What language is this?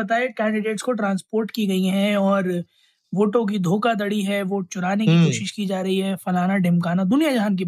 Hindi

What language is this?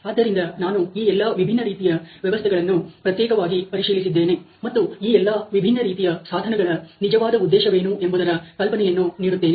Kannada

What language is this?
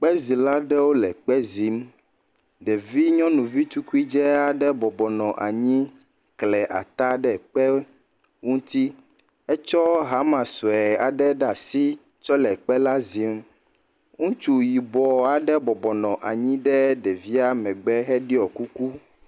Ewe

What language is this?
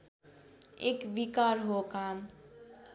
Nepali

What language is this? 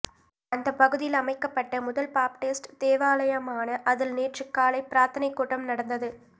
Tamil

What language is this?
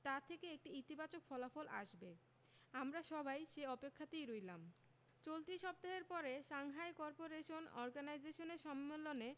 Bangla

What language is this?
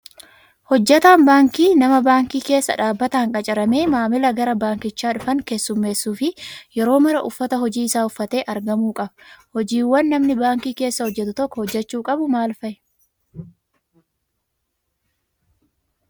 Oromo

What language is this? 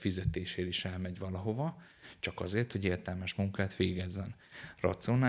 Hungarian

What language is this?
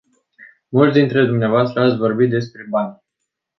Romanian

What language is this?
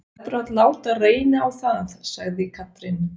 Icelandic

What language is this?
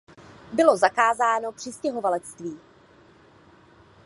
Czech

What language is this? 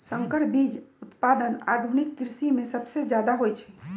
Magahi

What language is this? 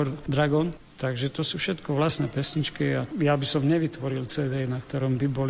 Slovak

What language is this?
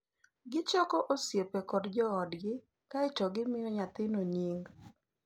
Luo (Kenya and Tanzania)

